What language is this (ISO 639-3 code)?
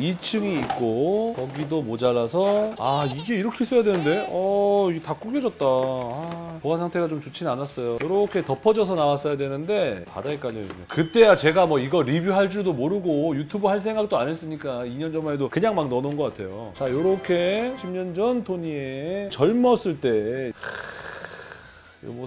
kor